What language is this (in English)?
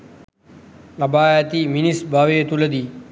Sinhala